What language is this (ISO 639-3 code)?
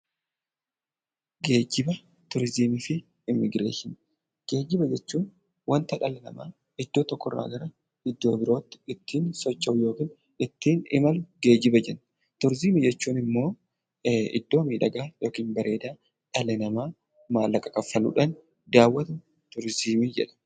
orm